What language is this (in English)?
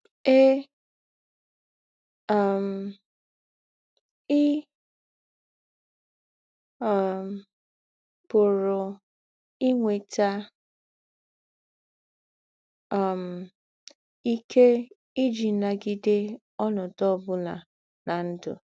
Igbo